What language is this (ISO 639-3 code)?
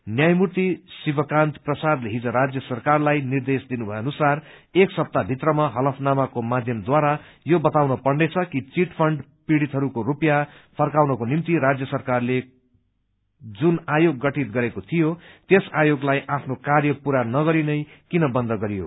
nep